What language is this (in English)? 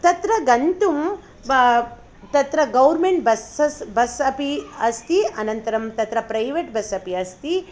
Sanskrit